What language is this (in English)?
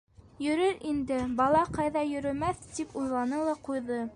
Bashkir